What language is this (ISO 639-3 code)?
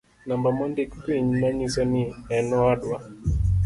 luo